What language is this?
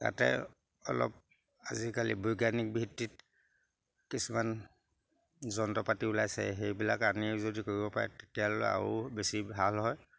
Assamese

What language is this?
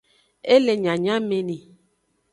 Aja (Benin)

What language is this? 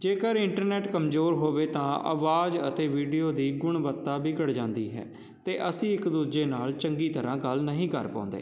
Punjabi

